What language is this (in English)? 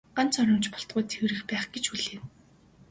Mongolian